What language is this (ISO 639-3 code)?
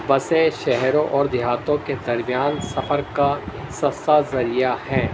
urd